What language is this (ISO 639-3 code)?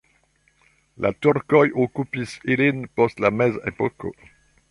epo